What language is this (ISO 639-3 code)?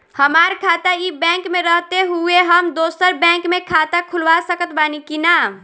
bho